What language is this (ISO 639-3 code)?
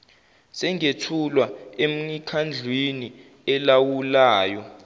zul